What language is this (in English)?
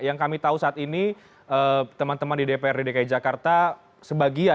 Indonesian